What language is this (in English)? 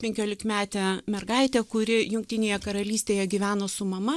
Lithuanian